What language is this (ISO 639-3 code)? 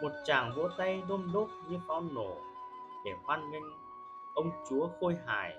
vie